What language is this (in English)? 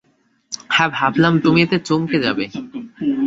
Bangla